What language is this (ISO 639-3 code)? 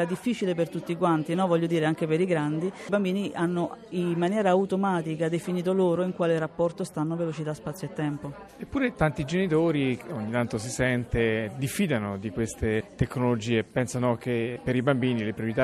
ita